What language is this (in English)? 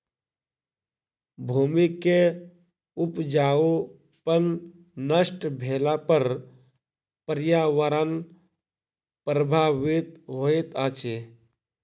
Maithili